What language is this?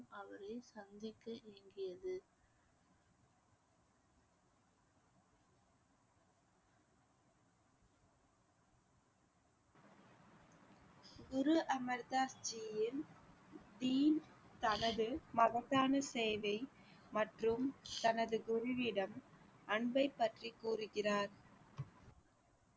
Tamil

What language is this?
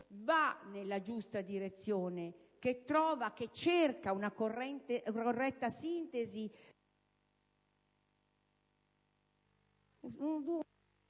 Italian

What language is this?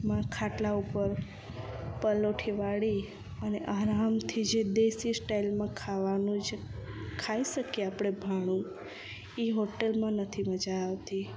Gujarati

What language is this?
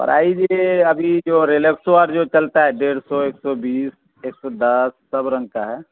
Urdu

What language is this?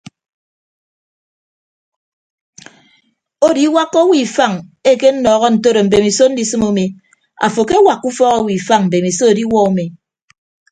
Ibibio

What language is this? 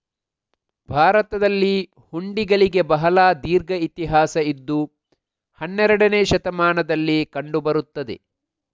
Kannada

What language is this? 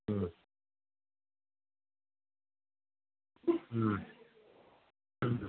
Manipuri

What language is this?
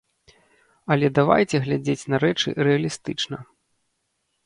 Belarusian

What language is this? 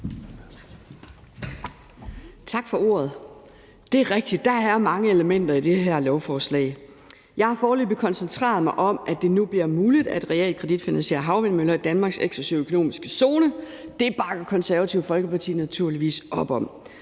Danish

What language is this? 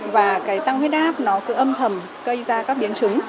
Vietnamese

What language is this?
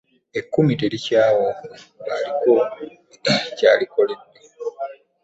Ganda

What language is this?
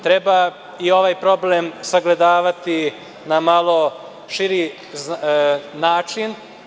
Serbian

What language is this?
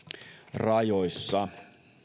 Finnish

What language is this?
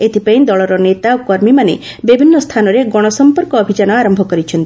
Odia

